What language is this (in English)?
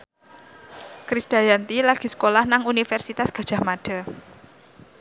Javanese